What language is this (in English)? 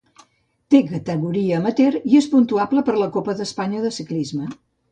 Catalan